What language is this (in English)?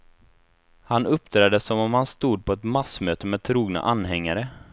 Swedish